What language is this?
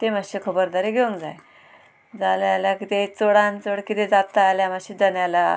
Konkani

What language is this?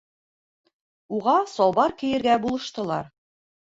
Bashkir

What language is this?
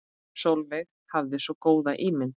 Icelandic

